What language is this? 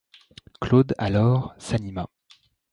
French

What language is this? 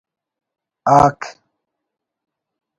Brahui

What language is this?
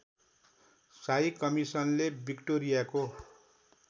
Nepali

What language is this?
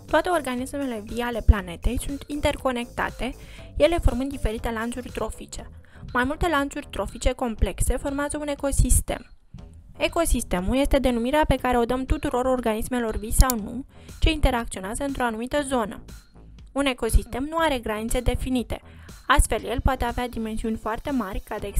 Romanian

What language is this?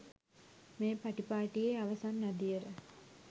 Sinhala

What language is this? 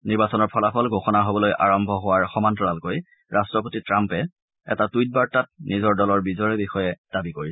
Assamese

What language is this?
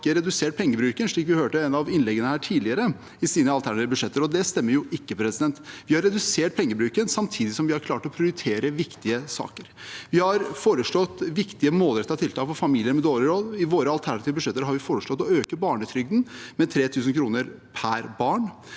Norwegian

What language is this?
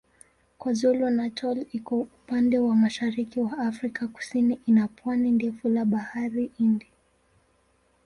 Swahili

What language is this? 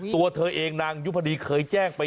Thai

